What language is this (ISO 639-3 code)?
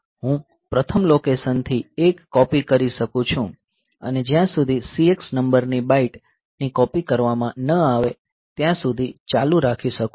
guj